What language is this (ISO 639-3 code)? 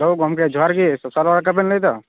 sat